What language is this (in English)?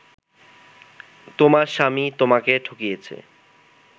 Bangla